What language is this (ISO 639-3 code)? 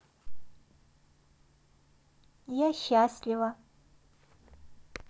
rus